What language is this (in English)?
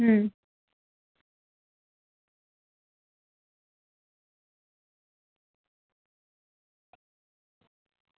Dogri